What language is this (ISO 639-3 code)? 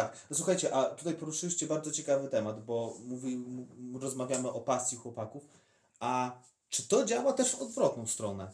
pol